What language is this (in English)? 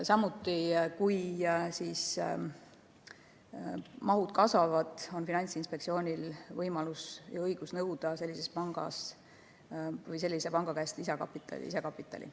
Estonian